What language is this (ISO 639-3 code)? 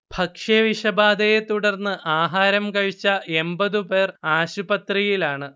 mal